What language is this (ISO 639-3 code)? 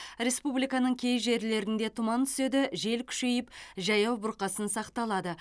kaz